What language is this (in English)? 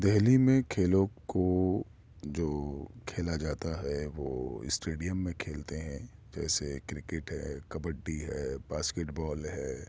Urdu